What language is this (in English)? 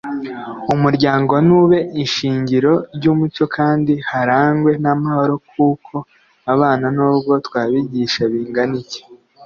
Kinyarwanda